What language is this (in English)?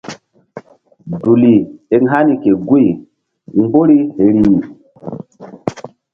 Mbum